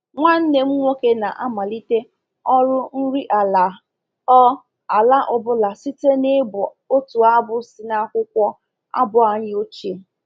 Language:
Igbo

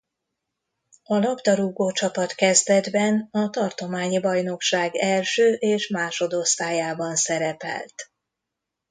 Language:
Hungarian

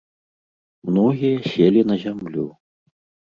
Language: Belarusian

